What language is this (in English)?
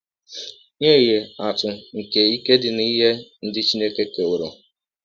Igbo